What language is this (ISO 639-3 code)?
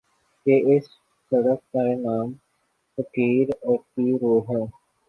urd